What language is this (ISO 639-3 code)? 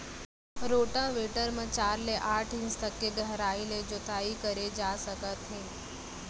hne